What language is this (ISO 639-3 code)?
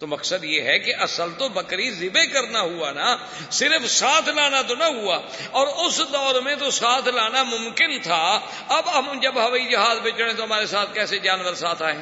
urd